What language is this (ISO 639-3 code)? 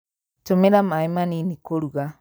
kik